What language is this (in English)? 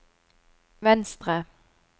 Norwegian